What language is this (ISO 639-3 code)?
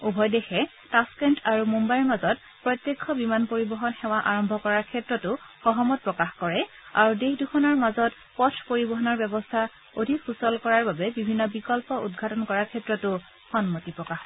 asm